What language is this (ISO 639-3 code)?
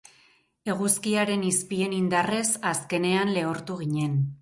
eus